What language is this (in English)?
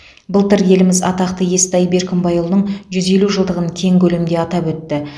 Kazakh